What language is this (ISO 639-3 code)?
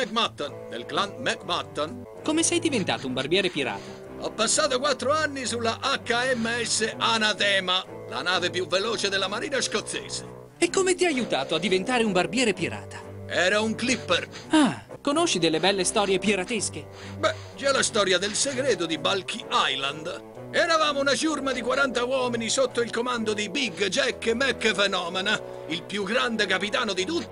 ita